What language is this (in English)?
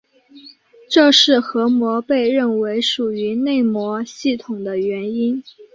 Chinese